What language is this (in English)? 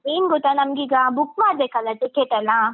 Kannada